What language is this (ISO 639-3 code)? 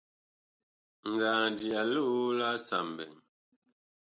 bkh